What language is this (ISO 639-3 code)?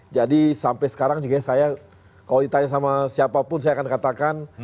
ind